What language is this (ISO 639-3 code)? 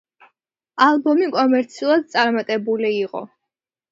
kat